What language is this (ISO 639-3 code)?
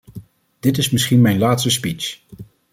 nld